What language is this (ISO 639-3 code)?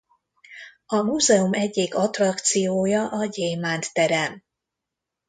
hun